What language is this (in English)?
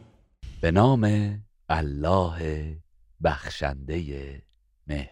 Persian